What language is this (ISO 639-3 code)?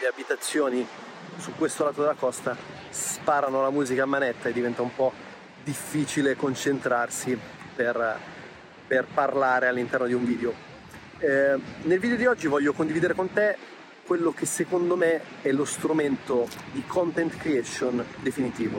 ita